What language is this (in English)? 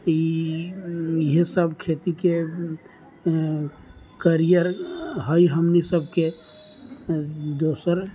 Maithili